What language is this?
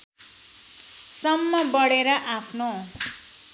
Nepali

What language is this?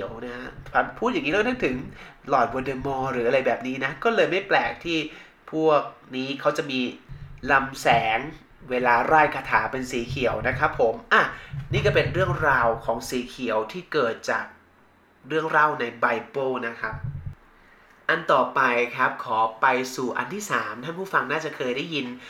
Thai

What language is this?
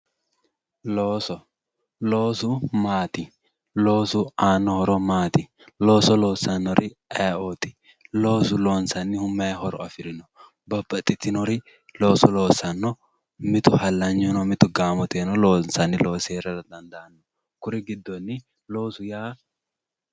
Sidamo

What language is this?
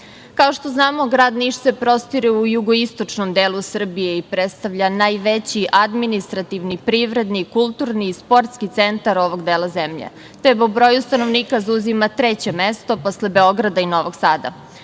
Serbian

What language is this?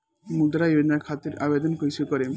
Bhojpuri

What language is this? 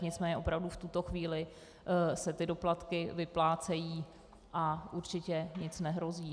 Czech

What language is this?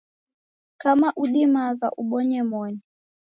Taita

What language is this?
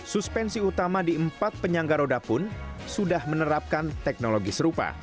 Indonesian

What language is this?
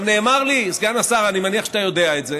Hebrew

